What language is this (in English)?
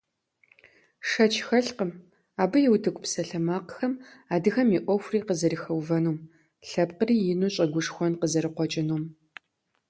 Kabardian